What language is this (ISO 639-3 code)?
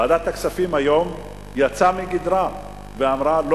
heb